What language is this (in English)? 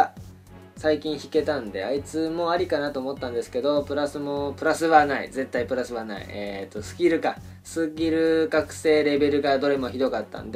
Japanese